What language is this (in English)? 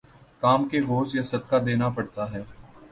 Urdu